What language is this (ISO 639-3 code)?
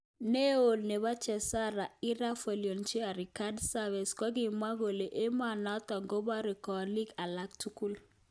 kln